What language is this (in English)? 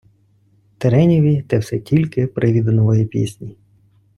Ukrainian